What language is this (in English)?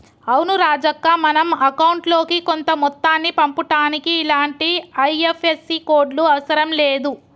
Telugu